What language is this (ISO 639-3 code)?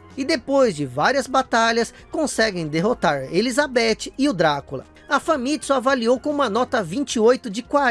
por